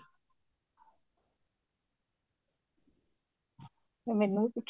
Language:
Punjabi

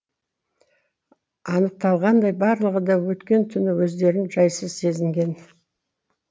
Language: Kazakh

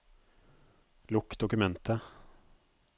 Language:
Norwegian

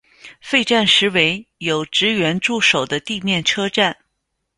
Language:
Chinese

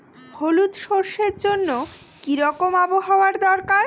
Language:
Bangla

